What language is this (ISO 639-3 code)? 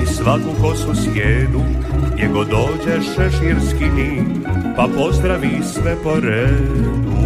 hrv